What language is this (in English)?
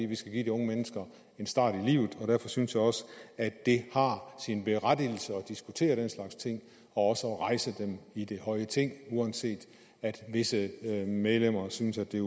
Danish